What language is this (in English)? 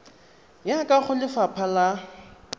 Tswana